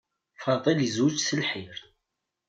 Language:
Kabyle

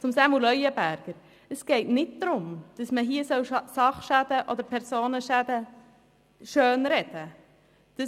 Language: Swiss German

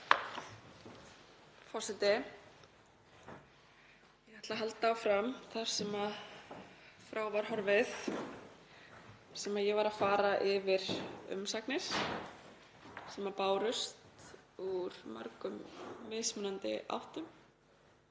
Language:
Icelandic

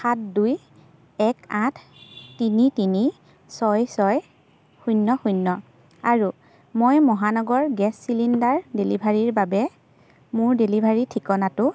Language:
Assamese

